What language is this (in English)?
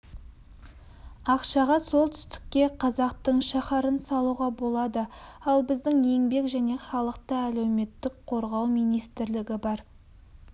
Kazakh